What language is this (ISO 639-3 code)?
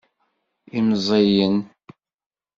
kab